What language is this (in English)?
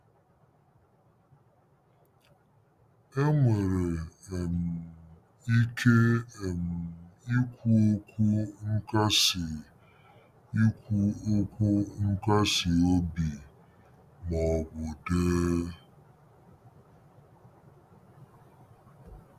Igbo